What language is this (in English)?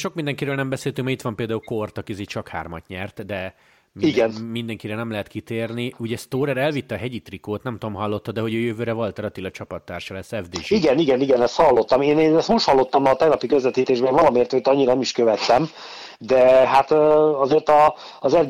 Hungarian